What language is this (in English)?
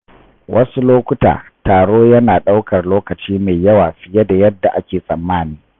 Hausa